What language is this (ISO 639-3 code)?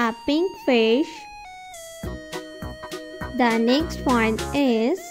eng